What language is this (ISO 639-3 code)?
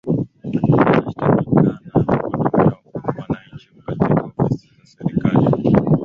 swa